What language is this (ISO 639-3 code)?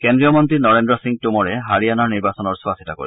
asm